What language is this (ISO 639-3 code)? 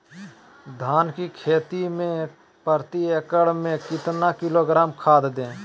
mag